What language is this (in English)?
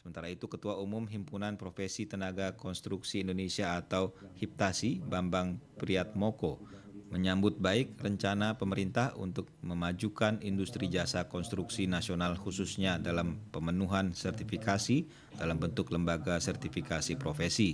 Indonesian